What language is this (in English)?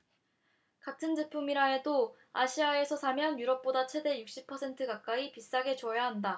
Korean